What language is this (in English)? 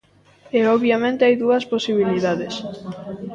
Galician